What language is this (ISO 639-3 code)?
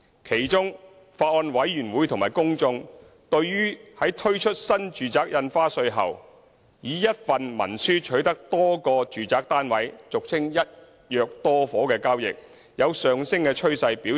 yue